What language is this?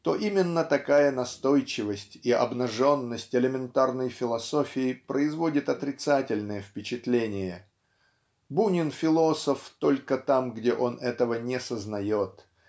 Russian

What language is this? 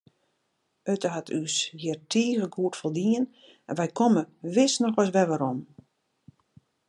Western Frisian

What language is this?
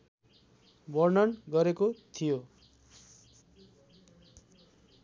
Nepali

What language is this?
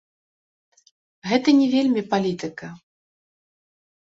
Belarusian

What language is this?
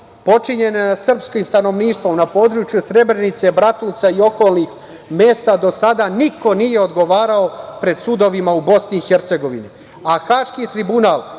Serbian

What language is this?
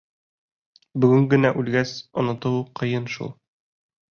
Bashkir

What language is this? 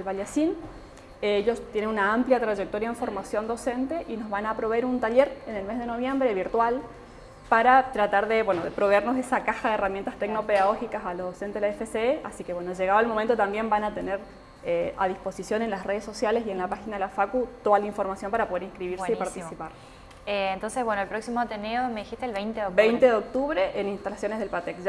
Spanish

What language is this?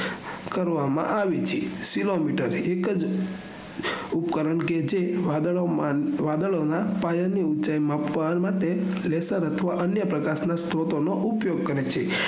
Gujarati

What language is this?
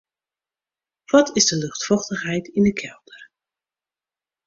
Western Frisian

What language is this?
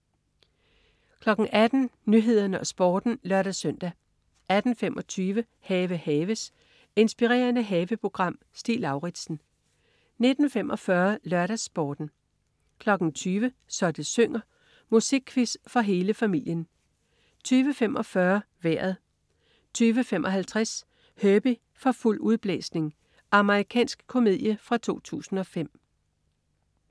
Danish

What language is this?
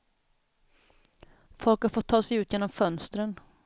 Swedish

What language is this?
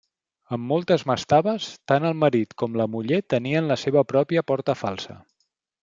Catalan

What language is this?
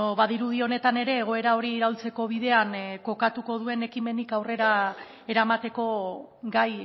Basque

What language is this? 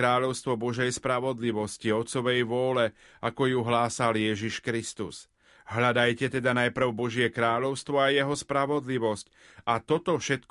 Slovak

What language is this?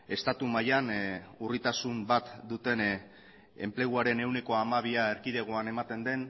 Basque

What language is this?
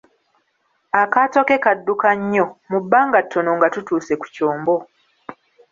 Ganda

